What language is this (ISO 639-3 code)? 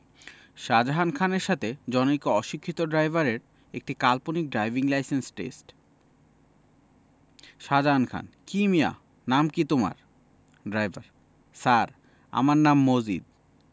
ben